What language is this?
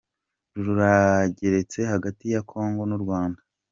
Kinyarwanda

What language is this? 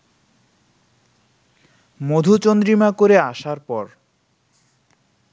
Bangla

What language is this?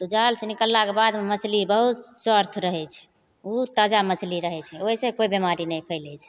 Maithili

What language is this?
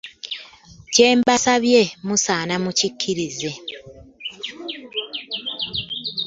Ganda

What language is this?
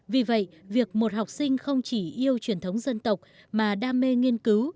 Vietnamese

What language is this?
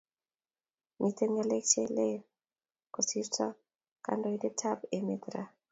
Kalenjin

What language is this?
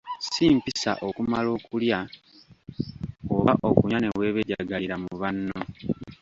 Ganda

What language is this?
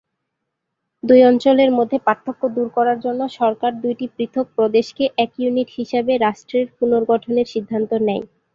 Bangla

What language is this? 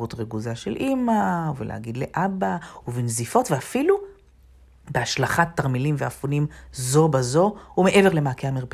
Hebrew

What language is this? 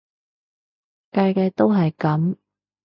Cantonese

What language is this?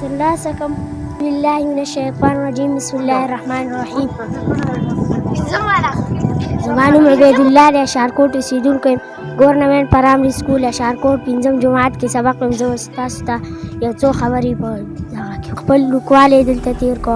Urdu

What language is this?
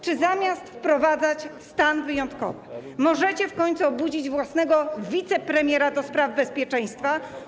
Polish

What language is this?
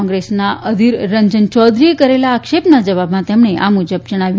Gujarati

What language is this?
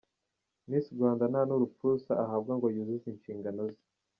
Kinyarwanda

